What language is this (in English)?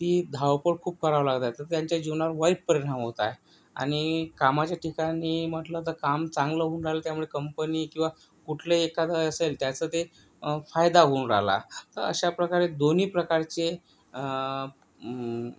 Marathi